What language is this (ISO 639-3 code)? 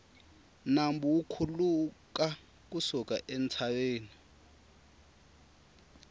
tso